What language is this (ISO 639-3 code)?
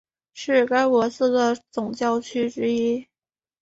zho